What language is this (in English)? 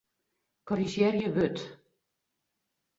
Western Frisian